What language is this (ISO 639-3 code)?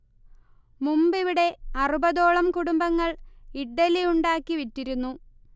mal